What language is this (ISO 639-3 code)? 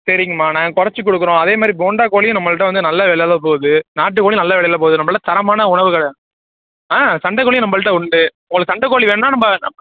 tam